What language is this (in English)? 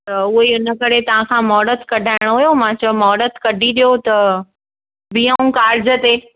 Sindhi